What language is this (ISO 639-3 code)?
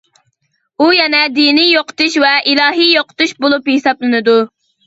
uig